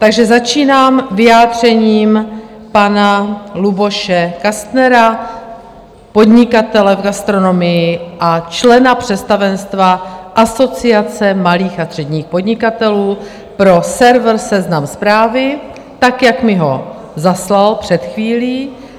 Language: Czech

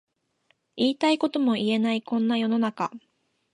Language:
Japanese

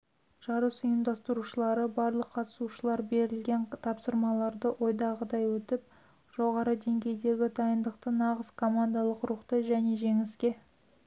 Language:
Kazakh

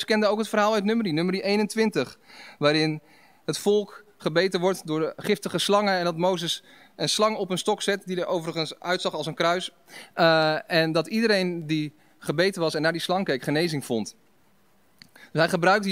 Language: Dutch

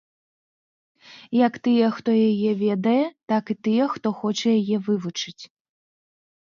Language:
Belarusian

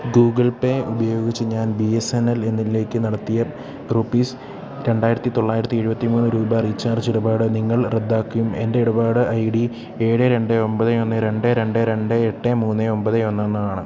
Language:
Malayalam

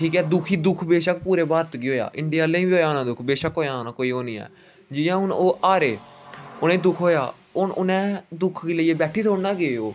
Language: Dogri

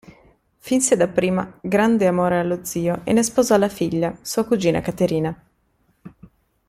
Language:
Italian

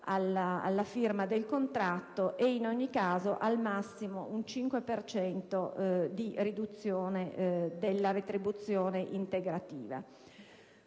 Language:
Italian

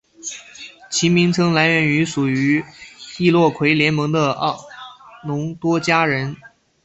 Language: Chinese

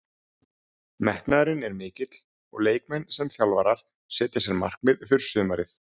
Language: Icelandic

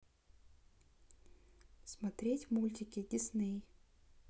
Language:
Russian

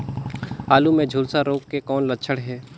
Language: Chhattisgarhi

